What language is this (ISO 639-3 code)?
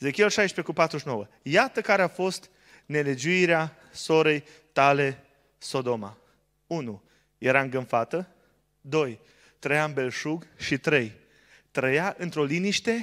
ron